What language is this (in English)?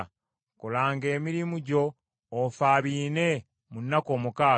Ganda